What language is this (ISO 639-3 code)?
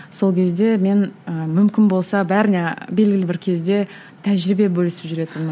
kaz